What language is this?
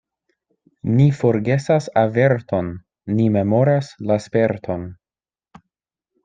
Esperanto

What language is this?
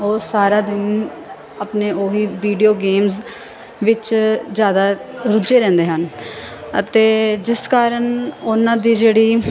Punjabi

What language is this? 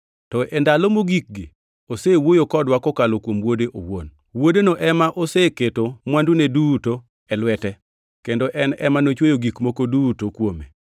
Luo (Kenya and Tanzania)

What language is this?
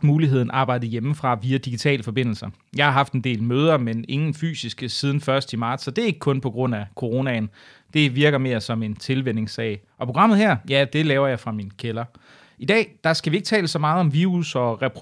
Danish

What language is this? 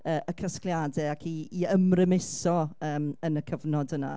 Welsh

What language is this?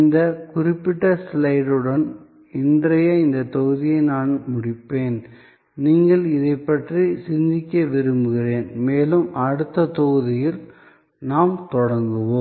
Tamil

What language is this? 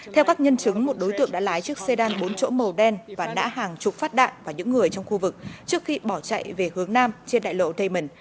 Vietnamese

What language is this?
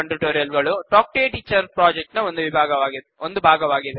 Kannada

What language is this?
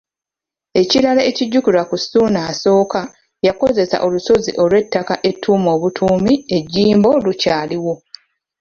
Ganda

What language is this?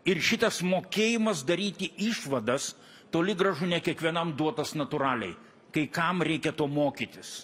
Lithuanian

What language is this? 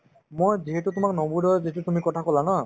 Assamese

